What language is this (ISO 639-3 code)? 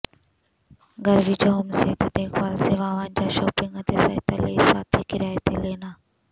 pan